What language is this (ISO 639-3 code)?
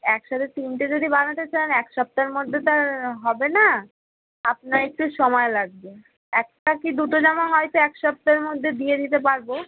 ben